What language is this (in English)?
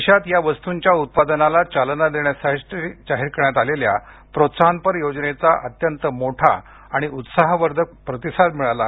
Marathi